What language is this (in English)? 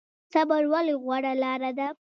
Pashto